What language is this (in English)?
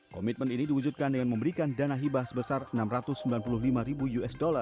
Indonesian